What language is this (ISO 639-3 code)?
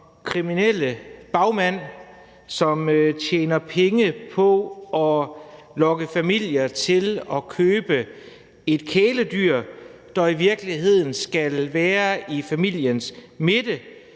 dan